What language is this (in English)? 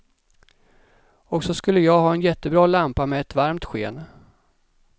Swedish